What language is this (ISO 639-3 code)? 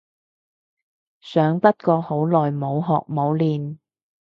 yue